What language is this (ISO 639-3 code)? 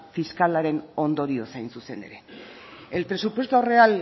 eus